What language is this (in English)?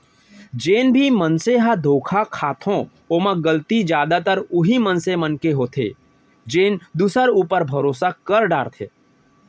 Chhattisgarhi